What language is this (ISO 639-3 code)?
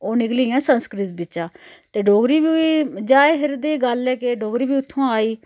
doi